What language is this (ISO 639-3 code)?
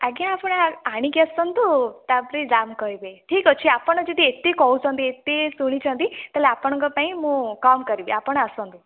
ori